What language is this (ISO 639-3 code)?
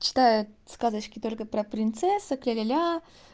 rus